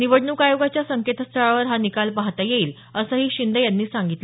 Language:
Marathi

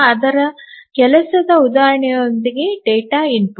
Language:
Kannada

